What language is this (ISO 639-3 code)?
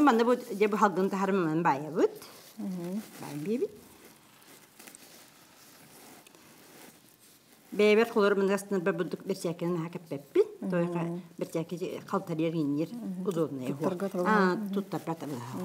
ara